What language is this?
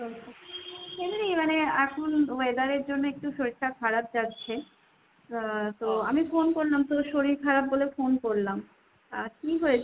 Bangla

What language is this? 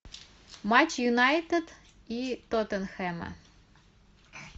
Russian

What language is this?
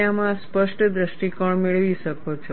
Gujarati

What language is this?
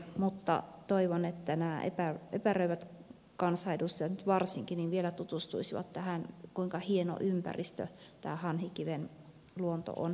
Finnish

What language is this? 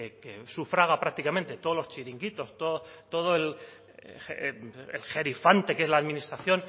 Spanish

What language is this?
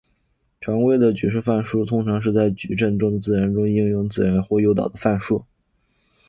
Chinese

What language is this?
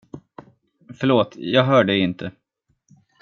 Swedish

